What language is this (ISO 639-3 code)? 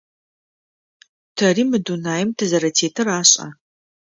ady